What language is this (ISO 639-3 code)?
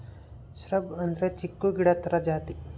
kan